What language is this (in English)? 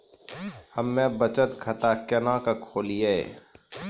Maithili